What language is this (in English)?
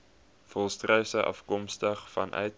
Afrikaans